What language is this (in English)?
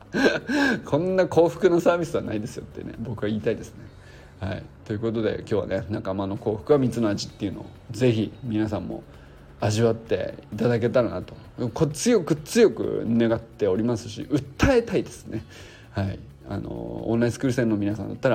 Japanese